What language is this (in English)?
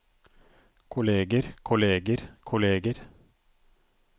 Norwegian